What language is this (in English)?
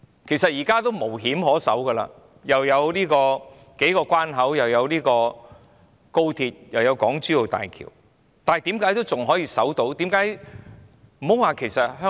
Cantonese